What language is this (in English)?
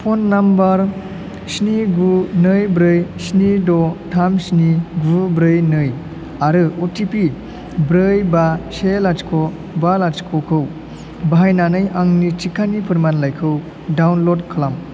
Bodo